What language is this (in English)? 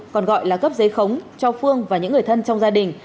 Vietnamese